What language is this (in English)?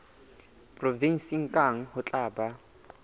Southern Sotho